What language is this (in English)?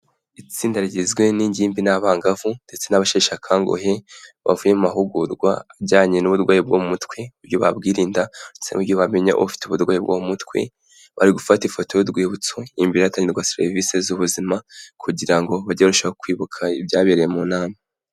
Kinyarwanda